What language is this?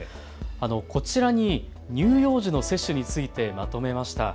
Japanese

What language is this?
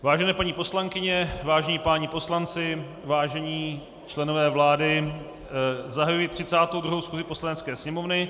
Czech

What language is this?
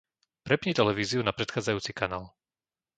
Slovak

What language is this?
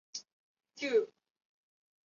Chinese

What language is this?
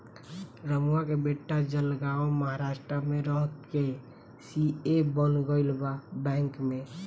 Bhojpuri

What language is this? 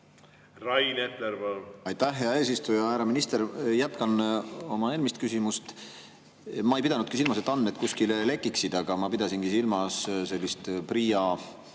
Estonian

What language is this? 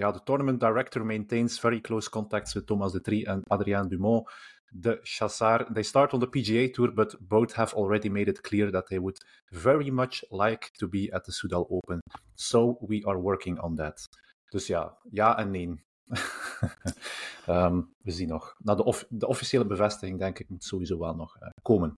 Dutch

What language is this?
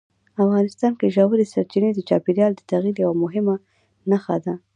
Pashto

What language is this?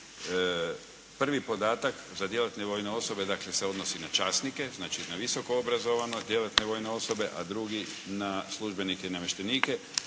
Croatian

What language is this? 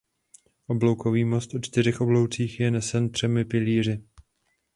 Czech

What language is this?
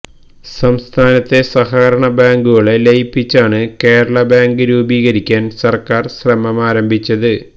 Malayalam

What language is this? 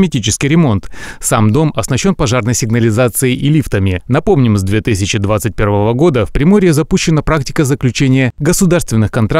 Russian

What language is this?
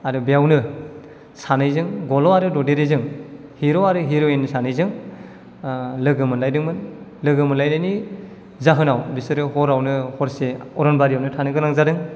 Bodo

